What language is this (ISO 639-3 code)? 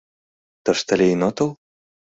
chm